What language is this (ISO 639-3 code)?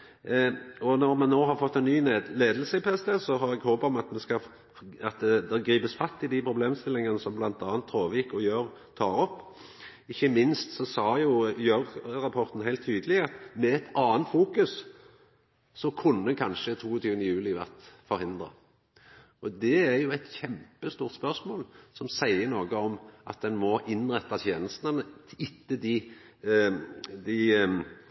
nno